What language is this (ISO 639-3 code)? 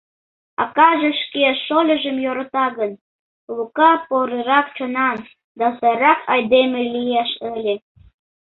chm